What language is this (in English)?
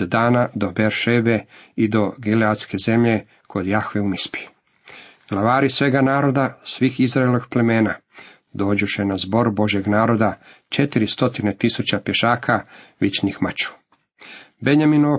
Croatian